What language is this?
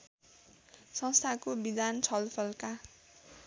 Nepali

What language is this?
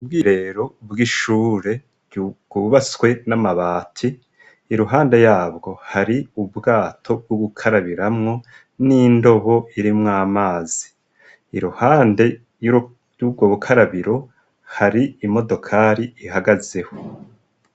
Rundi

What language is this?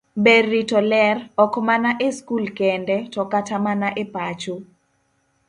Luo (Kenya and Tanzania)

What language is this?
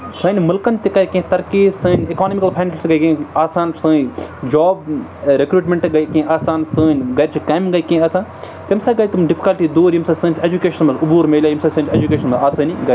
Kashmiri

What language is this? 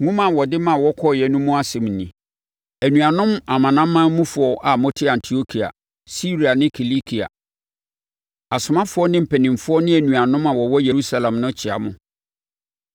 Akan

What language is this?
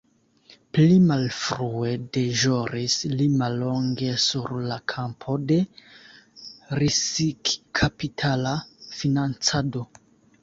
Esperanto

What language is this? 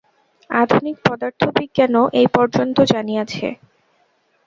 Bangla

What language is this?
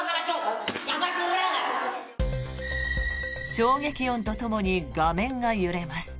Japanese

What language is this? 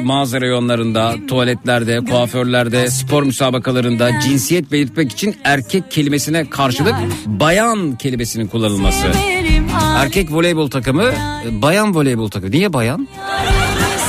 Turkish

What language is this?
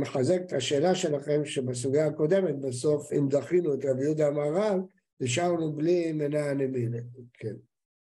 Hebrew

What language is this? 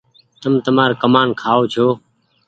Goaria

